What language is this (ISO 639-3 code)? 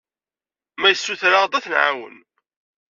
kab